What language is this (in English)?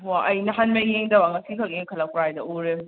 Manipuri